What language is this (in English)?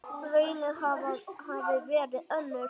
Icelandic